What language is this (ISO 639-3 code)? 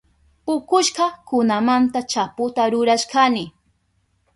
qup